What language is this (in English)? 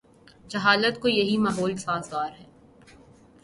Urdu